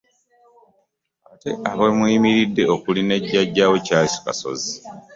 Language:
Ganda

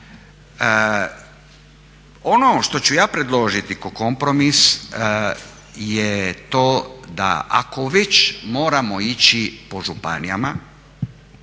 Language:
Croatian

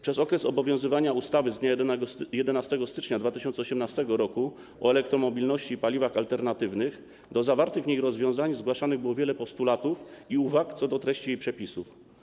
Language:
Polish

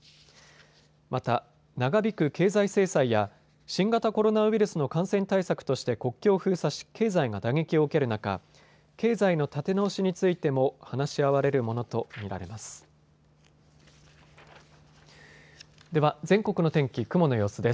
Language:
Japanese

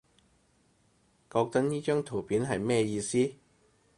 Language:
Cantonese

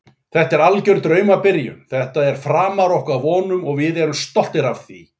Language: Icelandic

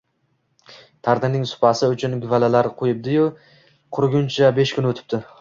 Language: Uzbek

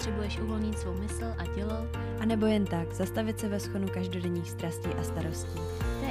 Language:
Czech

